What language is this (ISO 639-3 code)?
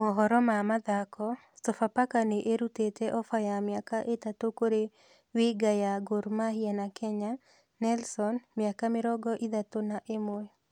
kik